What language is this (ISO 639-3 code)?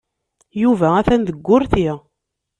kab